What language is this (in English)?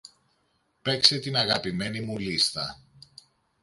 Greek